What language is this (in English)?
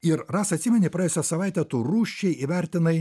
Lithuanian